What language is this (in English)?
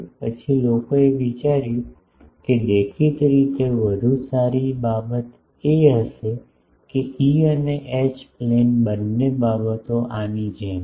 Gujarati